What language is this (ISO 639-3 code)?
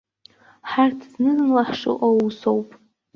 abk